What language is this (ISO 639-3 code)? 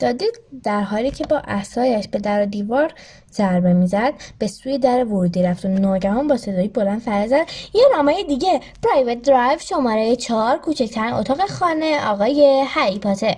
fas